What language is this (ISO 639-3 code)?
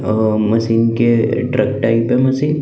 hin